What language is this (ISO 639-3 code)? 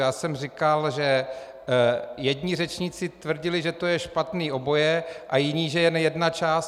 ces